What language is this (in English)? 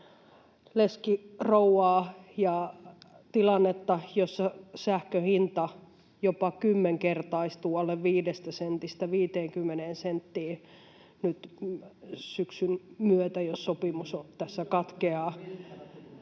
Finnish